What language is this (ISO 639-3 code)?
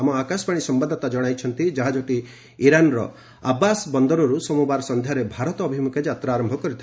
ori